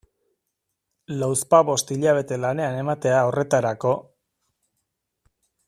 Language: Basque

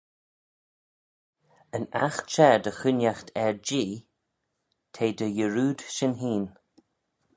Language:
Manx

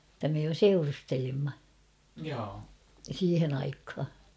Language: Finnish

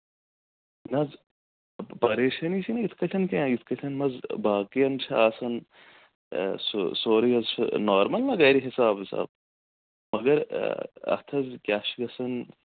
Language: Kashmiri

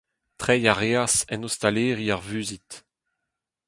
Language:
Breton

